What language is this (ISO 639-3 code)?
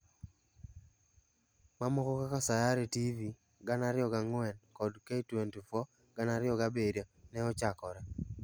luo